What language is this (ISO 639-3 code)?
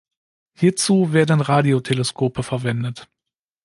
deu